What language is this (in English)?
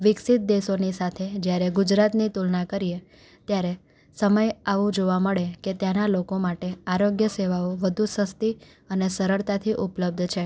Gujarati